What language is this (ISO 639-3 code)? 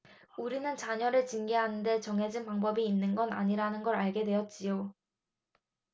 kor